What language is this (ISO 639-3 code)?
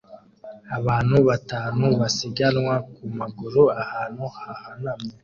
kin